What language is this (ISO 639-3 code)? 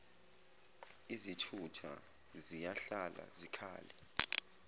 zul